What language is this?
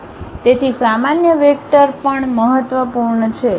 Gujarati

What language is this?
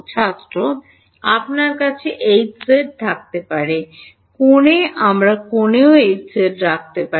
Bangla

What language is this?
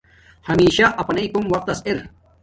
Domaaki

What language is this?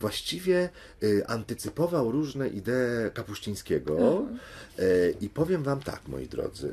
Polish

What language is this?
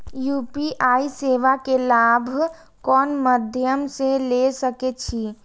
Maithili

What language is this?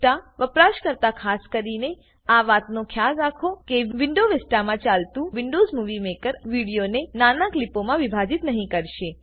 Gujarati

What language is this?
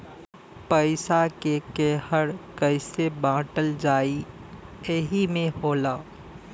Bhojpuri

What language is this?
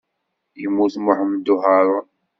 Kabyle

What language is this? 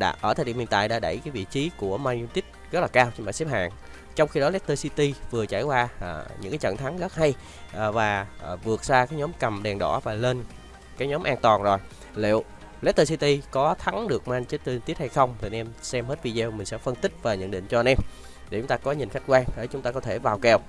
Vietnamese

